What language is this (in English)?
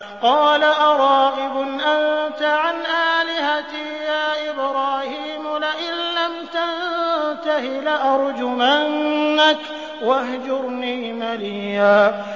Arabic